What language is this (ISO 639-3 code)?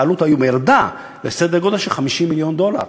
heb